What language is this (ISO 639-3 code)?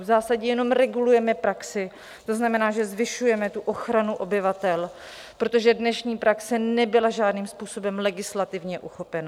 ces